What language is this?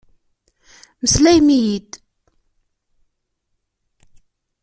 Kabyle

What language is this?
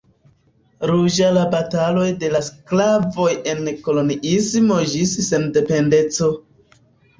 Esperanto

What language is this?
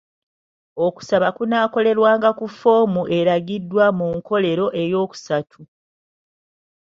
Ganda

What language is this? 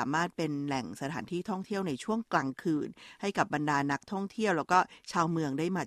Thai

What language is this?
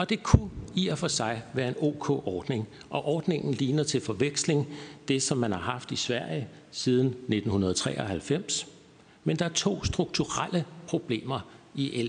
Danish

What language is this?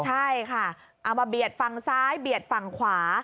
Thai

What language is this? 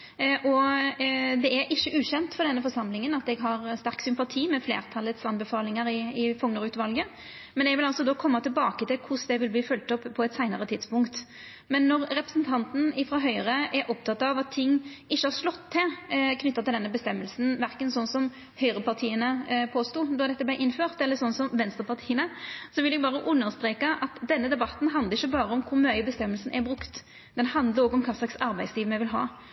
Norwegian Nynorsk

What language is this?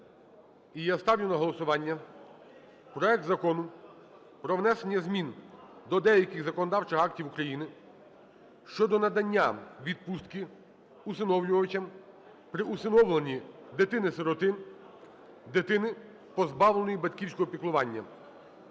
Ukrainian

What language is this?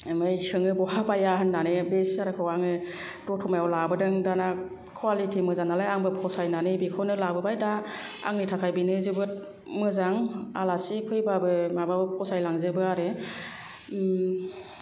Bodo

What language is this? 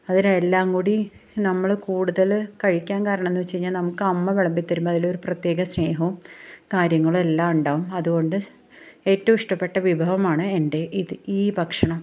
Malayalam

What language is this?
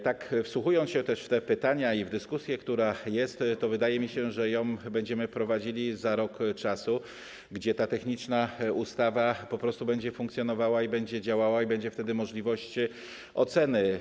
Polish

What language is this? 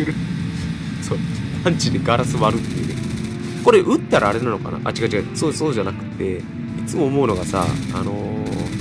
Japanese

